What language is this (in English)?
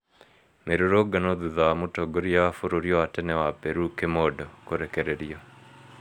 Kikuyu